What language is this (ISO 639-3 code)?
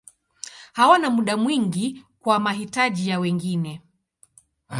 swa